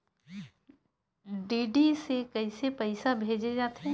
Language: Chhattisgarhi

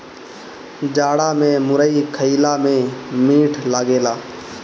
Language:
Bhojpuri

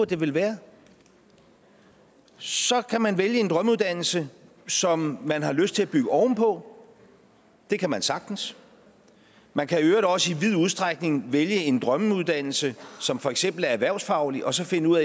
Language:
Danish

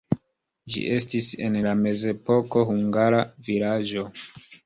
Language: Esperanto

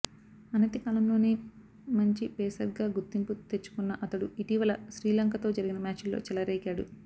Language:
Telugu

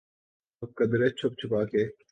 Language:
Urdu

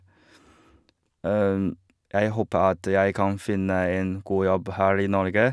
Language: Norwegian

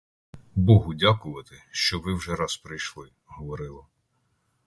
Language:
Ukrainian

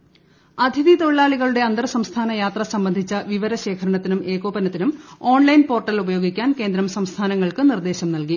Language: Malayalam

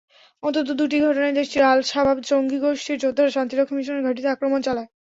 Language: Bangla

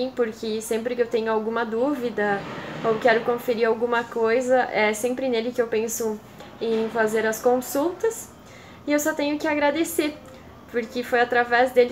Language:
Portuguese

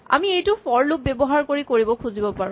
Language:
Assamese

